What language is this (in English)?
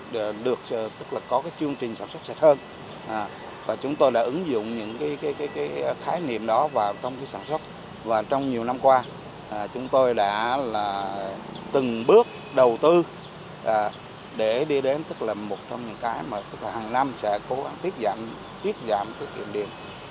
Vietnamese